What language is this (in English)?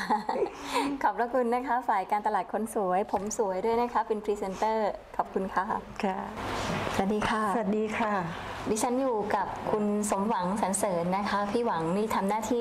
Thai